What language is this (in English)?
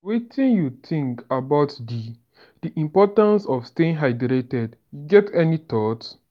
Nigerian Pidgin